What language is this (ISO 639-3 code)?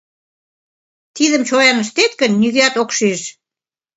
chm